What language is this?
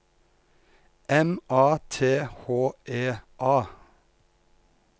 Norwegian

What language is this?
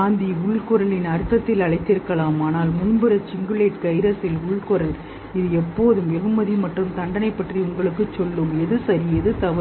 Tamil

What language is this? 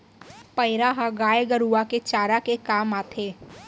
Chhattisgarhi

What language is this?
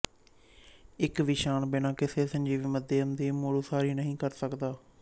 Punjabi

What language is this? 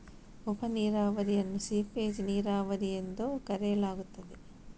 Kannada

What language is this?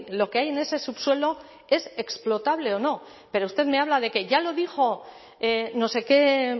Spanish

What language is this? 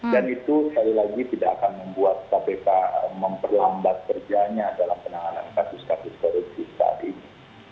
Indonesian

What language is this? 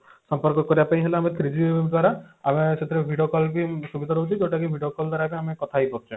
Odia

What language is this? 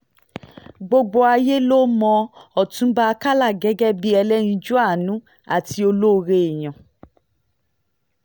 Yoruba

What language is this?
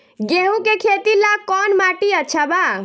Bhojpuri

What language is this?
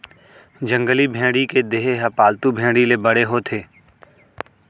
Chhattisgarhi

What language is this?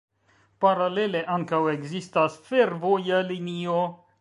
Esperanto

